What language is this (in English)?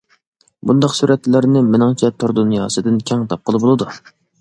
Uyghur